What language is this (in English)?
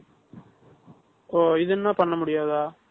Tamil